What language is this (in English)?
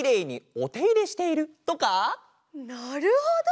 Japanese